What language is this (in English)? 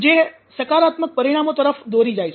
Gujarati